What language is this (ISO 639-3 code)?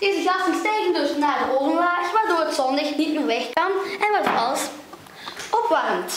nld